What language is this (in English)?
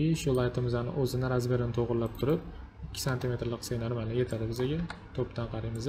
Turkish